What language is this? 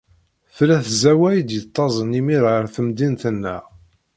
Kabyle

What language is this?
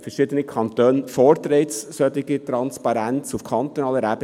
Swiss German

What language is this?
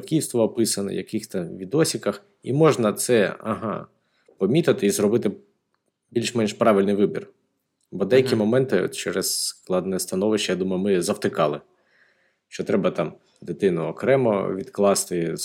Ukrainian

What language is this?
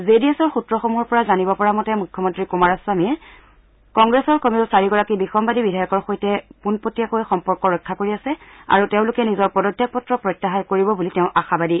Assamese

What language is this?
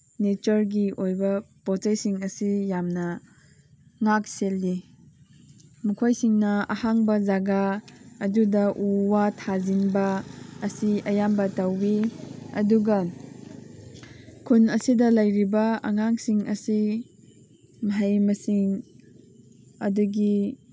Manipuri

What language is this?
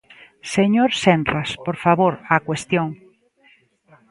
Galician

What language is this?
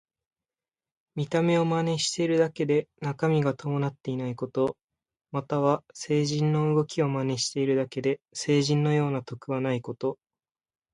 Japanese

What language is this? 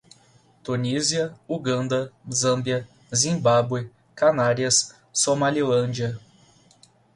Portuguese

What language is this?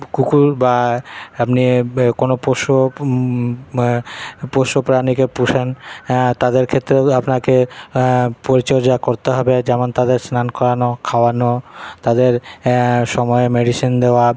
Bangla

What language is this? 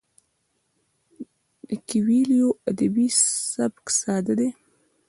Pashto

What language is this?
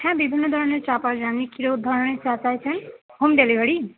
Bangla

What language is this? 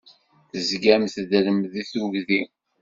Kabyle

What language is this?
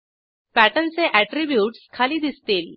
Marathi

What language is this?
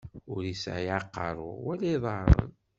Kabyle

